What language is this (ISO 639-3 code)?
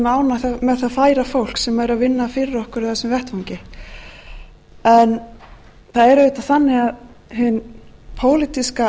isl